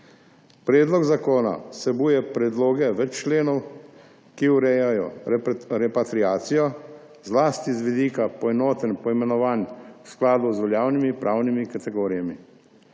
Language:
Slovenian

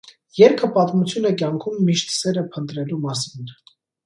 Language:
Armenian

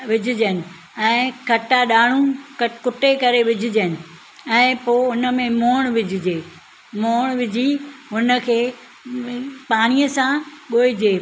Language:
Sindhi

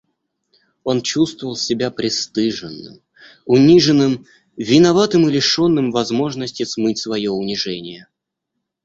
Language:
Russian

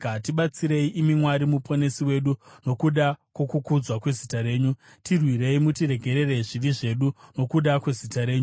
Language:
Shona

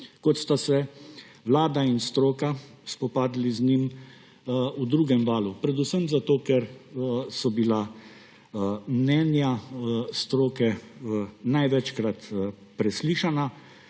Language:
Slovenian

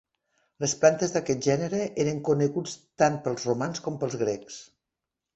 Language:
Catalan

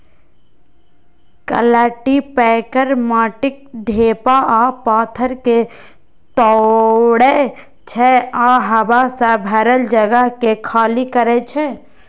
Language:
Maithili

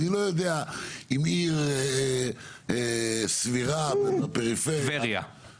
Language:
Hebrew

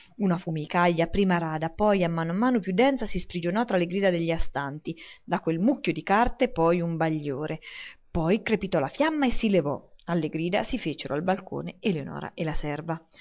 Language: Italian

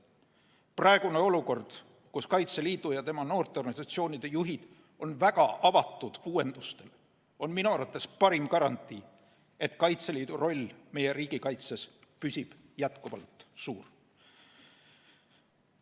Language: Estonian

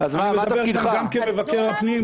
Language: Hebrew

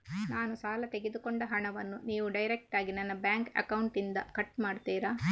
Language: Kannada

